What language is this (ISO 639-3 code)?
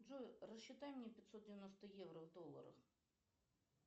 rus